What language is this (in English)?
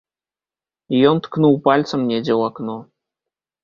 Belarusian